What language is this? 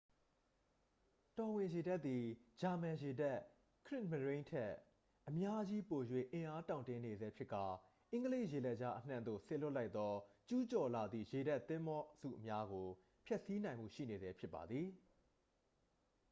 Burmese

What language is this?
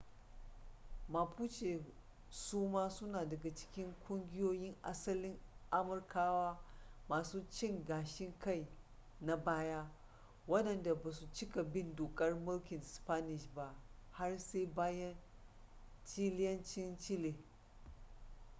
Hausa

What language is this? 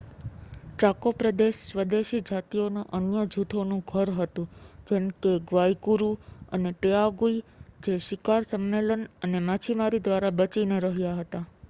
Gujarati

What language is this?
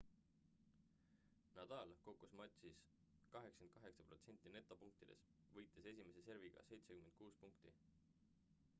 Estonian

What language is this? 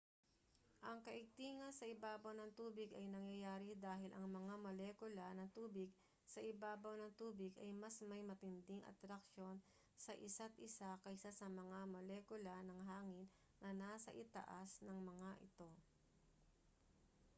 Filipino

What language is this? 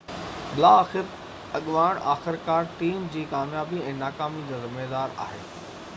Sindhi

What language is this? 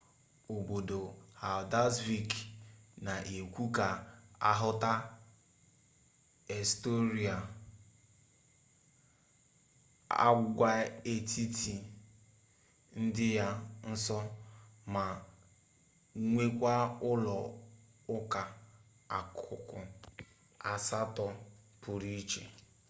Igbo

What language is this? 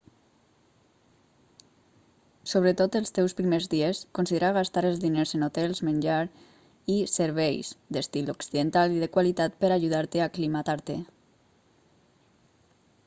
Catalan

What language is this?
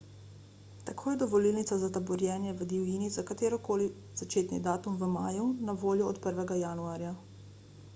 Slovenian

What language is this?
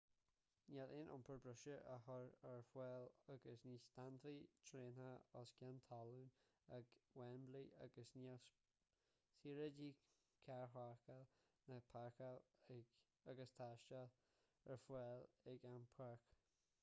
Irish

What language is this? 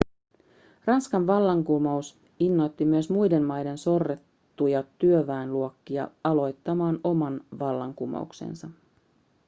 Finnish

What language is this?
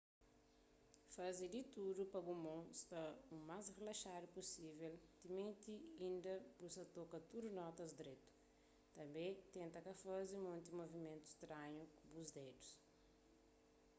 Kabuverdianu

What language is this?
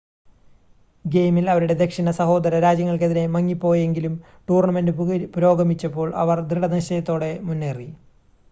Malayalam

